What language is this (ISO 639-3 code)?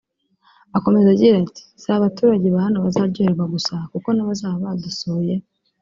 kin